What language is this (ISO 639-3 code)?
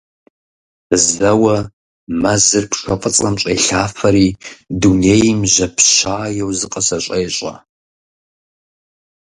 kbd